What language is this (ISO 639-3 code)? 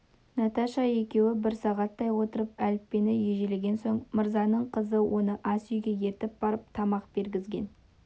kaz